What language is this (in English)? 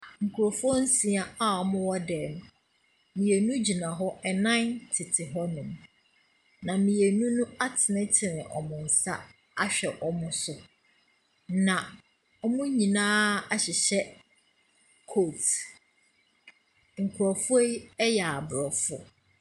Akan